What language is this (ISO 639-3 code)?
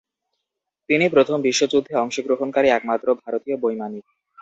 ben